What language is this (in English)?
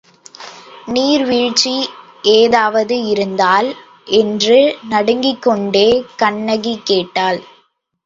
Tamil